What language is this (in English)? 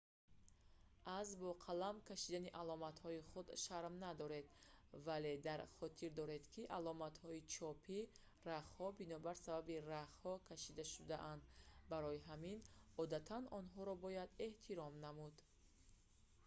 Tajik